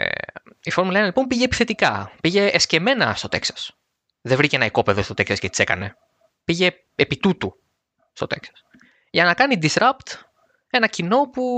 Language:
Greek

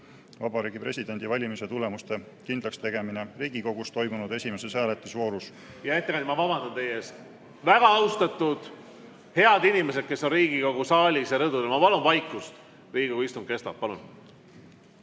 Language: Estonian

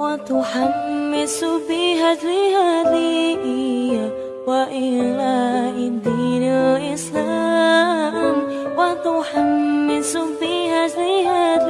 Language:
Indonesian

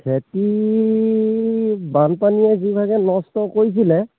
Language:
Assamese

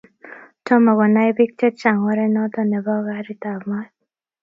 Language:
Kalenjin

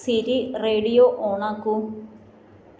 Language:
Malayalam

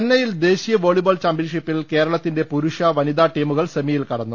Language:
Malayalam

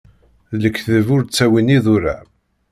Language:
Kabyle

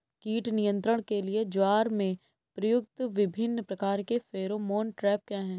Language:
Hindi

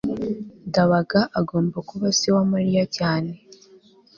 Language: Kinyarwanda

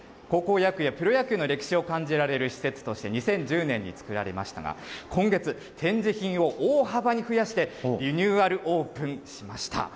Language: Japanese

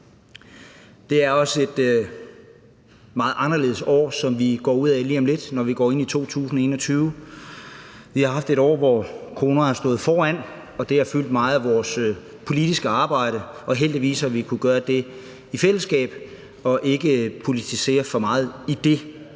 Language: Danish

